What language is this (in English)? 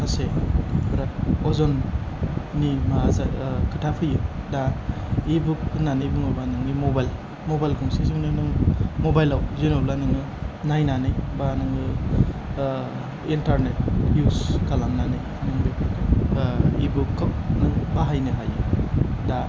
Bodo